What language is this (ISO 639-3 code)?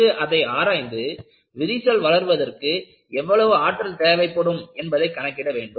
tam